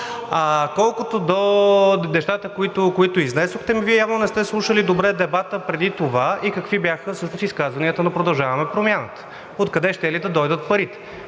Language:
Bulgarian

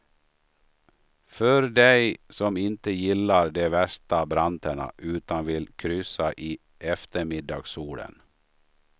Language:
Swedish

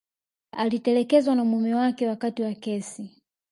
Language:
Swahili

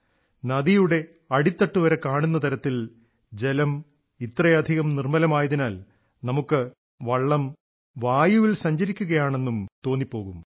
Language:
Malayalam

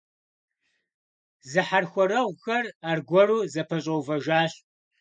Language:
Kabardian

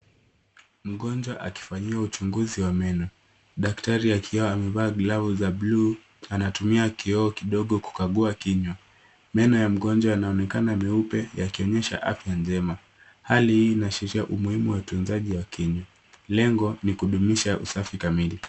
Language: Swahili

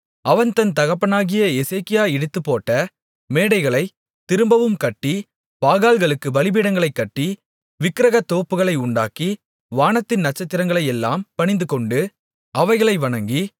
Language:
Tamil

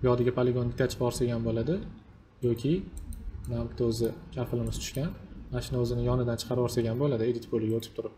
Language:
Turkish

